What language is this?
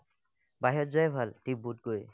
Assamese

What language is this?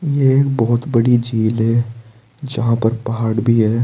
Hindi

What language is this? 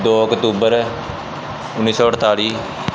Punjabi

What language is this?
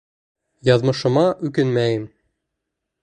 Bashkir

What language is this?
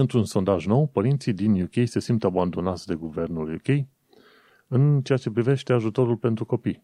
Romanian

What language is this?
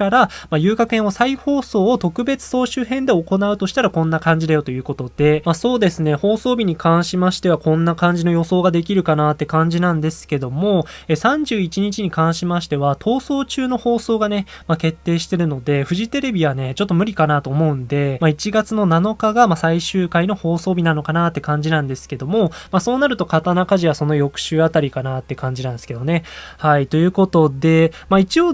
Japanese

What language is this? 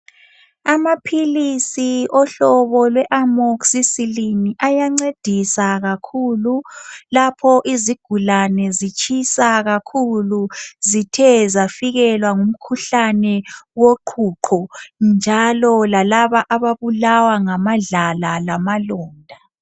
North Ndebele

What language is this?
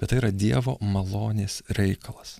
Lithuanian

